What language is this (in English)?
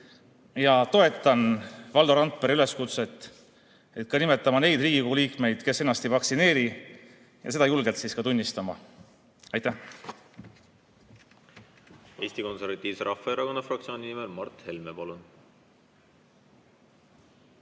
Estonian